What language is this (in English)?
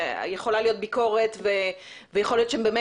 Hebrew